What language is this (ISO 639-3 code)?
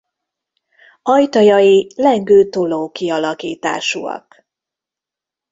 hun